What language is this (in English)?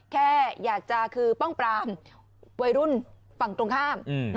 Thai